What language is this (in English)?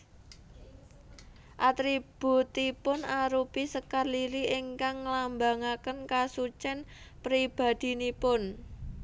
Javanese